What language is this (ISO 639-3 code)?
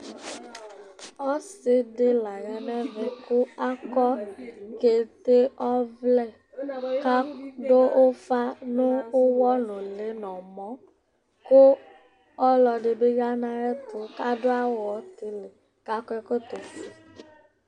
kpo